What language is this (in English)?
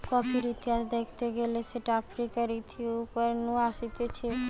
Bangla